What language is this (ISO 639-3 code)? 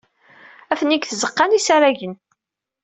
kab